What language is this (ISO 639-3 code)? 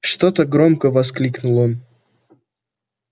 rus